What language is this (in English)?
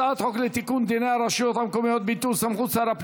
Hebrew